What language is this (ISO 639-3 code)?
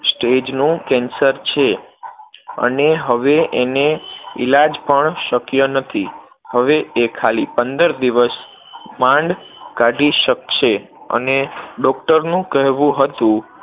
guj